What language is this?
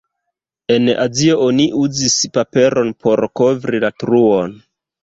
Esperanto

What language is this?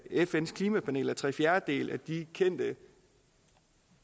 Danish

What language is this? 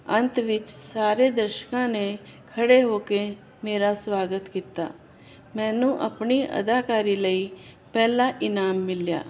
Punjabi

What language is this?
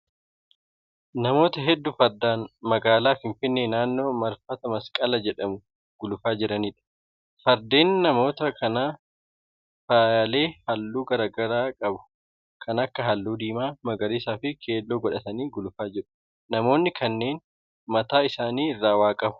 Oromo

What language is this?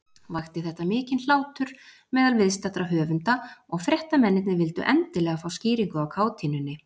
Icelandic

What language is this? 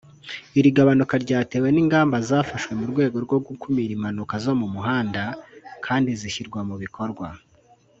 Kinyarwanda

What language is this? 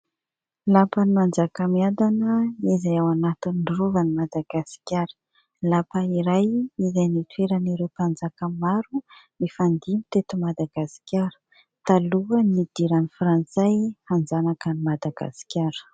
Malagasy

